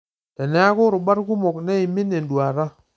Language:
Masai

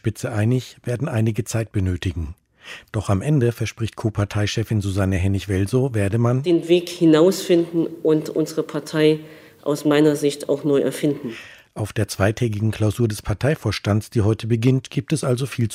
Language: German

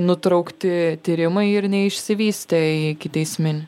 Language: Lithuanian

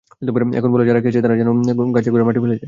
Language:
Bangla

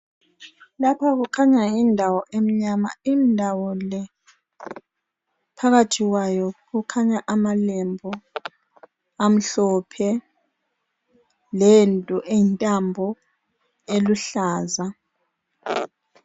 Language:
North Ndebele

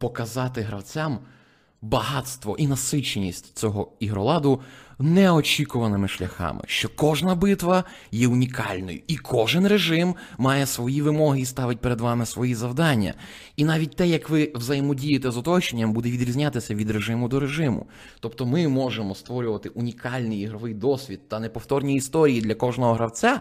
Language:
Ukrainian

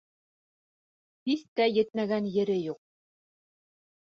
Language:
Bashkir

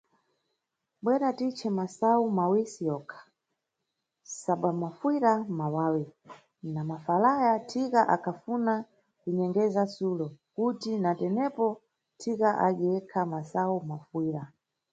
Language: Nyungwe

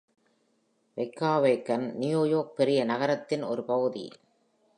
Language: Tamil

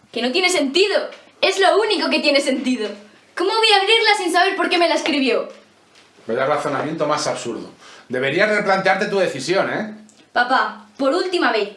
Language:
Spanish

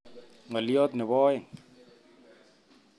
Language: Kalenjin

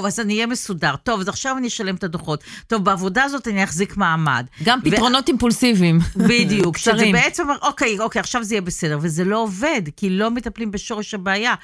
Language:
Hebrew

